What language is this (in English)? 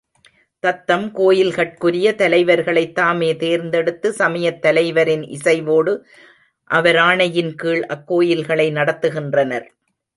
Tamil